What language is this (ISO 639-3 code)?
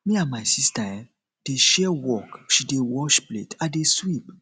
pcm